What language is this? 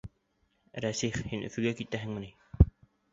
Bashkir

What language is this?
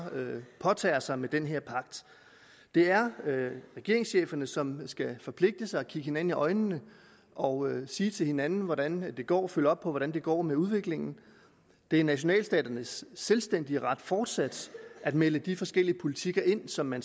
Danish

